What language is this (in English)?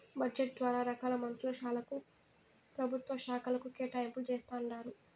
Telugu